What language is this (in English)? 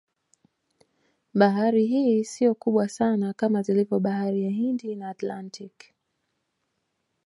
Swahili